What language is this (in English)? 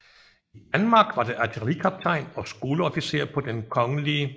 Danish